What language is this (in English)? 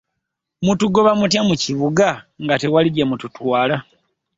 Ganda